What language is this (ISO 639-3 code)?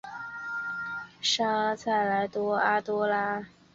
zho